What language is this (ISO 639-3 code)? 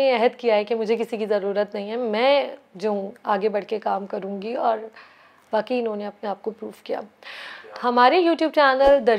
urd